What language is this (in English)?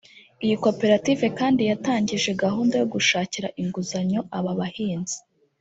Kinyarwanda